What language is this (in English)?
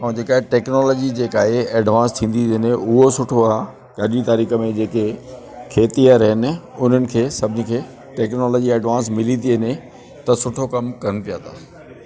Sindhi